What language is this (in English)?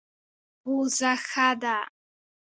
Pashto